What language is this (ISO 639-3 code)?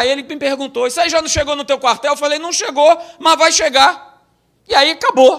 por